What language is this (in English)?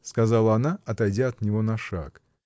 Russian